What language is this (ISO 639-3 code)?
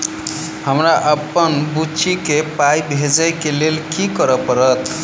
mai